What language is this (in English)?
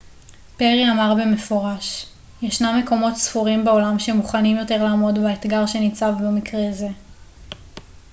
Hebrew